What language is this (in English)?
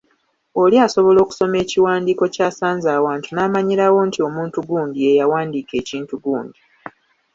Ganda